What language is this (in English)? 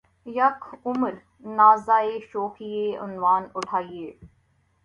Urdu